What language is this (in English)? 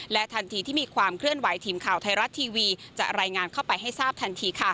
Thai